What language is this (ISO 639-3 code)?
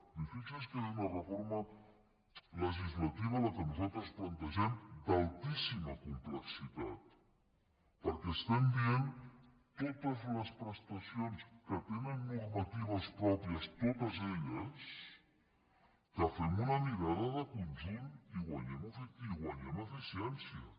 cat